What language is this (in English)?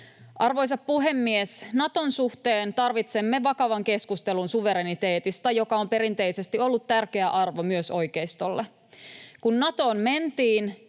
Finnish